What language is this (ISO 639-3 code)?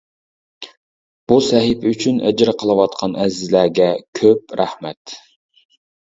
uig